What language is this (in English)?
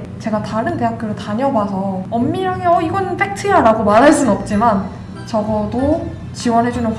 Korean